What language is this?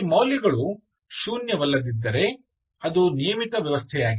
Kannada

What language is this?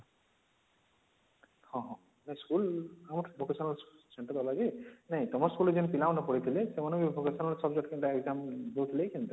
Odia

